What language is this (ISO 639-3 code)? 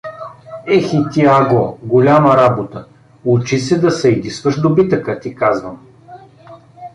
bul